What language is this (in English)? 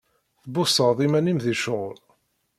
Kabyle